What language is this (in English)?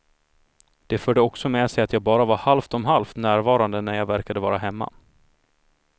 Swedish